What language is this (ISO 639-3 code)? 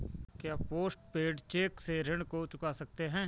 hin